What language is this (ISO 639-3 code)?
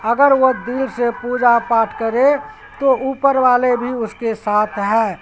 urd